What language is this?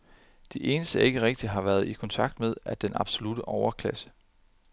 Danish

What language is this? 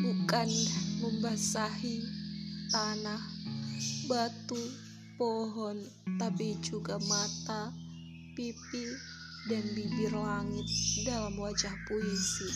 Indonesian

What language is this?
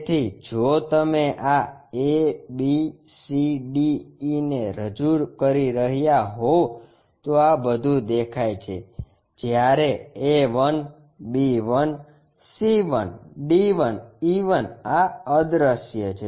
Gujarati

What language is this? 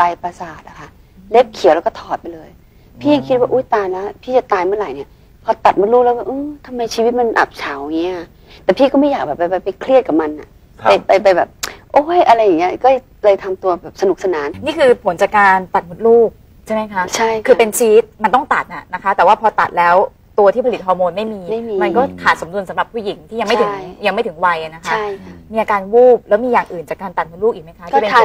Thai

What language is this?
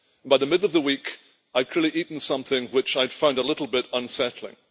English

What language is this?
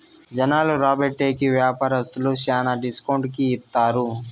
Telugu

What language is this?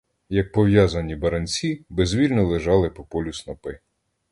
Ukrainian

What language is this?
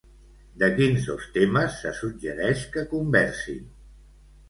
Catalan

